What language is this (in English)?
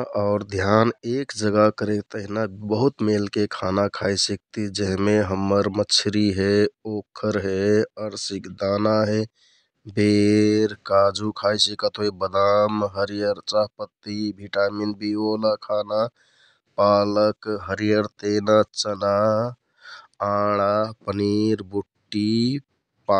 Kathoriya Tharu